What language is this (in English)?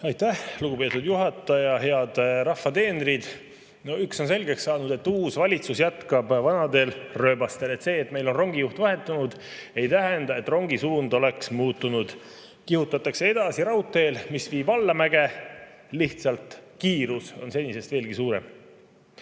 Estonian